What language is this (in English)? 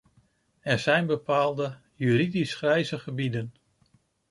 Dutch